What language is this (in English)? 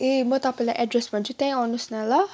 Nepali